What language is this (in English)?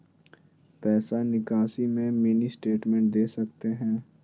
Magahi